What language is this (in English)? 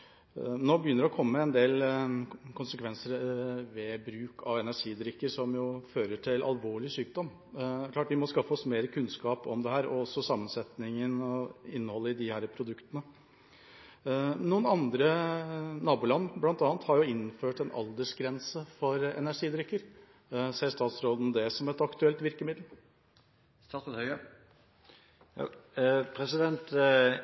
Norwegian Bokmål